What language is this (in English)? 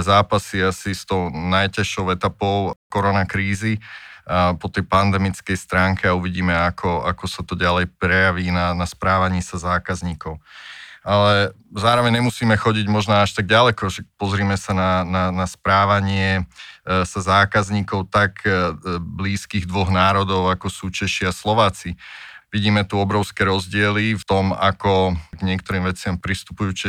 Slovak